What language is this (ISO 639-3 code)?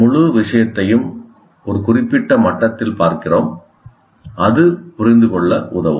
tam